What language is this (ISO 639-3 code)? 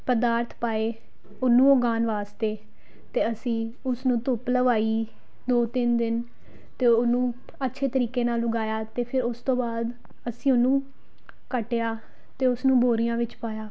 pan